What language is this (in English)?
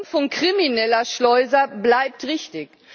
German